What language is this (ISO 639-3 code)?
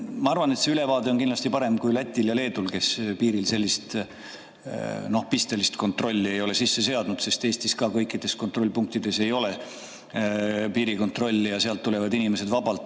est